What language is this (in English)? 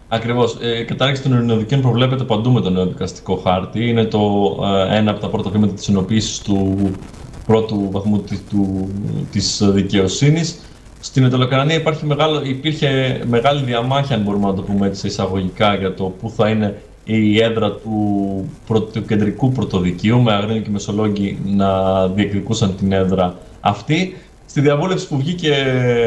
Greek